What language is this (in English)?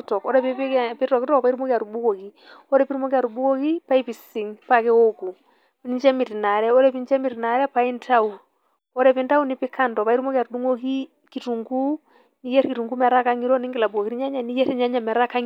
Masai